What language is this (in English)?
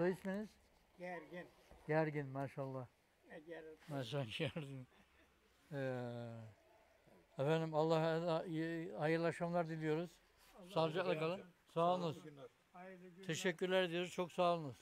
Turkish